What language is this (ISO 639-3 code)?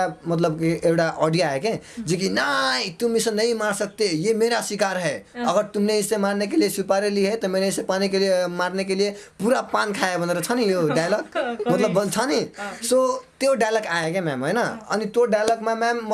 nep